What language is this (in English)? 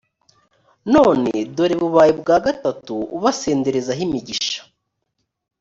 Kinyarwanda